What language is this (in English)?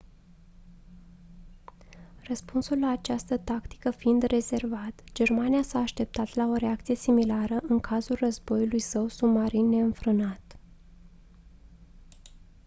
Romanian